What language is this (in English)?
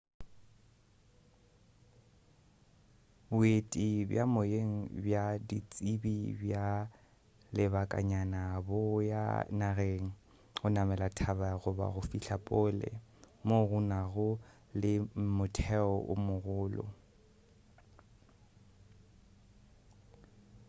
Northern Sotho